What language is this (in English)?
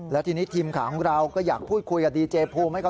Thai